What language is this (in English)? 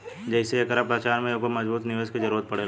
Bhojpuri